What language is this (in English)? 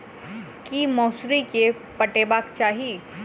Maithili